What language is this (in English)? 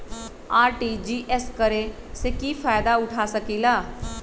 Magahi